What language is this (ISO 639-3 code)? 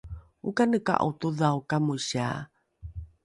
dru